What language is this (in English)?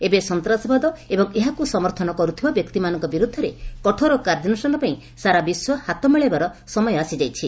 Odia